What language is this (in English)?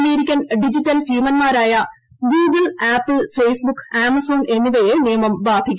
Malayalam